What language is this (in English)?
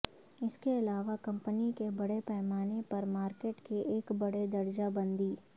Urdu